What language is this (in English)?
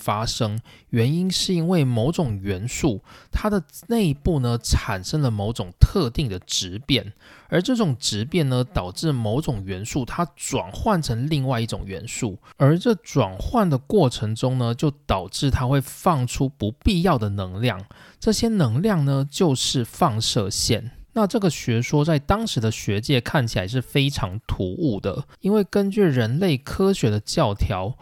Chinese